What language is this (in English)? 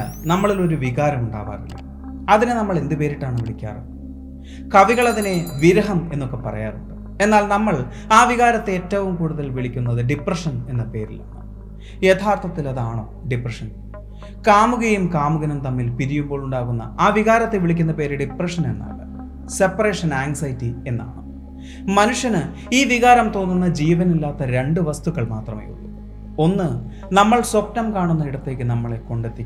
Malayalam